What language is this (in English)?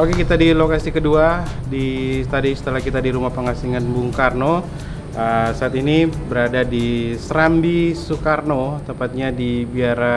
Indonesian